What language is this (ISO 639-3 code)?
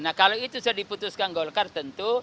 ind